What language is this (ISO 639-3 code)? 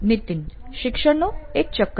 guj